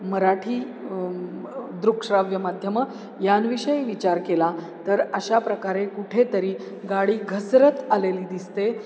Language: Marathi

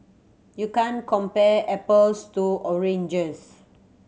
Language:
English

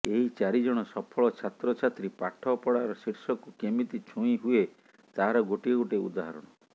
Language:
Odia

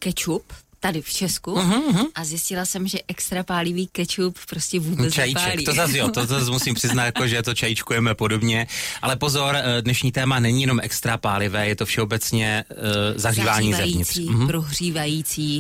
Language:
Czech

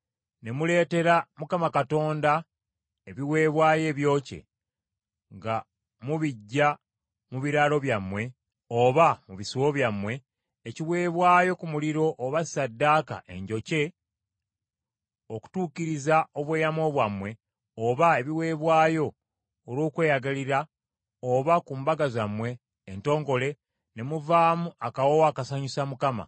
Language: Ganda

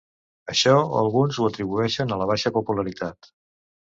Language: Catalan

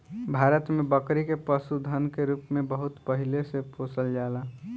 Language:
Bhojpuri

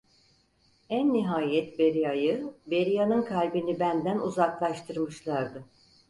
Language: Turkish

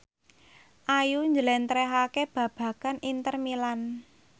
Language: Javanese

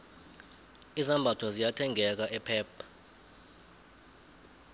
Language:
South Ndebele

